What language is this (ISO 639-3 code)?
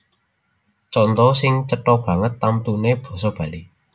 jav